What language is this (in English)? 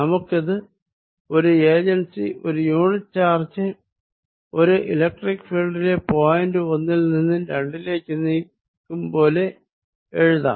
Malayalam